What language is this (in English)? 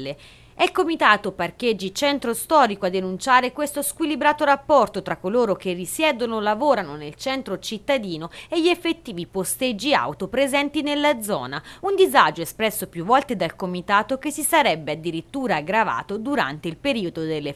Italian